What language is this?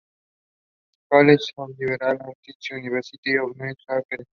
Spanish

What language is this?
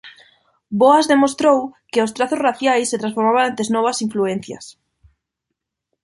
Galician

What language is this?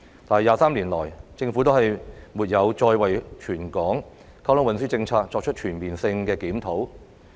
Cantonese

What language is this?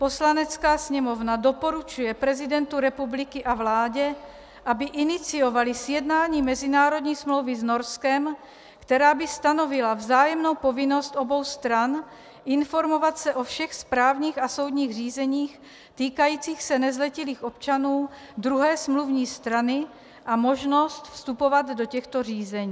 Czech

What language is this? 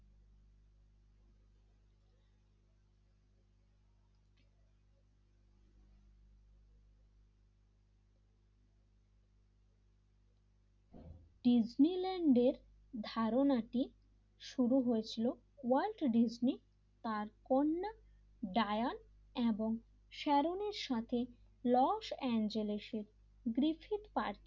Bangla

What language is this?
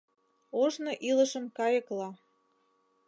Mari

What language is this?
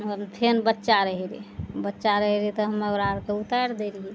Maithili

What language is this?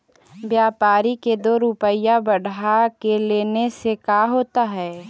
Magahi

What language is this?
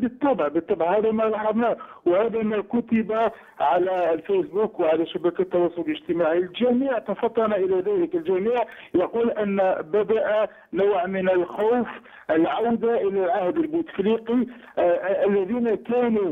Arabic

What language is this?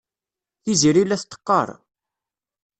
Kabyle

